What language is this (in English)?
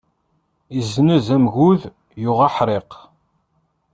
Kabyle